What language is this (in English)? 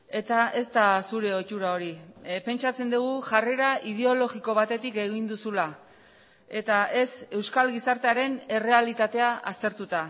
Basque